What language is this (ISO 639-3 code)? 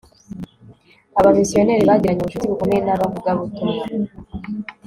kin